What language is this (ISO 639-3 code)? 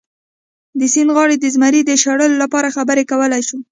pus